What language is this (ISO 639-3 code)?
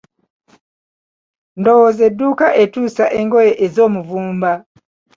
lug